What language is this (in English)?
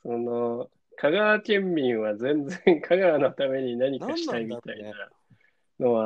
Japanese